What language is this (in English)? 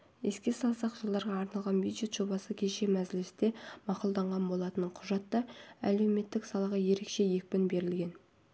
Kazakh